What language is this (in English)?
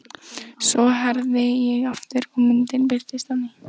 Icelandic